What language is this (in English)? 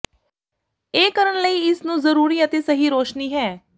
Punjabi